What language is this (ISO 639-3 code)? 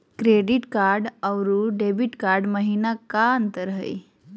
mag